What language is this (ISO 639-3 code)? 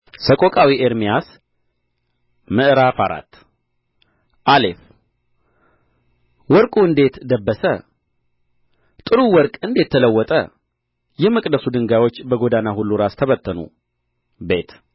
amh